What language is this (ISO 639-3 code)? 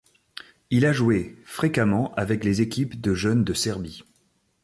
fra